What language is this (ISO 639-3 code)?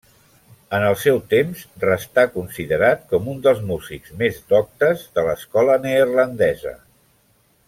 cat